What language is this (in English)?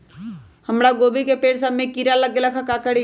Magahi